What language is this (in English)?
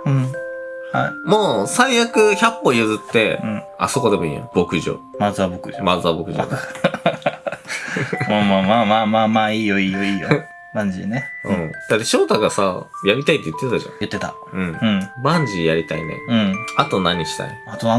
Japanese